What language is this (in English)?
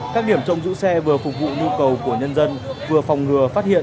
Vietnamese